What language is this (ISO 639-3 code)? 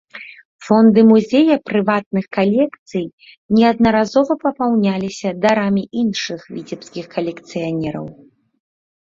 bel